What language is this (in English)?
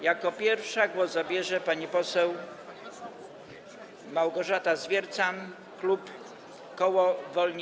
Polish